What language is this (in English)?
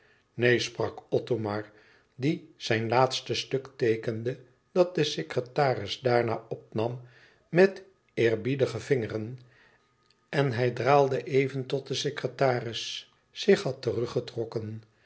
Dutch